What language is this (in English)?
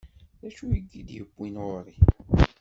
Kabyle